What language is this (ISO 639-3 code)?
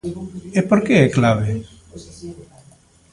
glg